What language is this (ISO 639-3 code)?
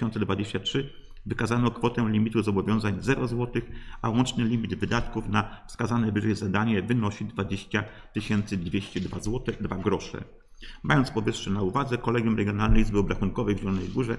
pol